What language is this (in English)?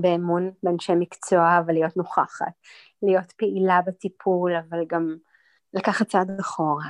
Hebrew